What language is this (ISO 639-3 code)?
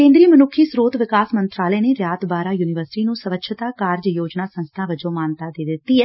pan